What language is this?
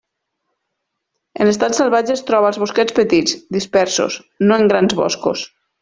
Catalan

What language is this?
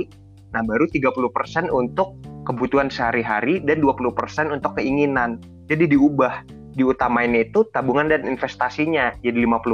Indonesian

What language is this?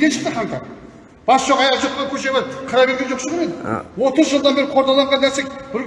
Turkish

